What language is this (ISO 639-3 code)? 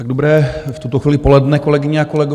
ces